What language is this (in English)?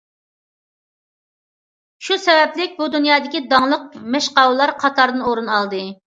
Uyghur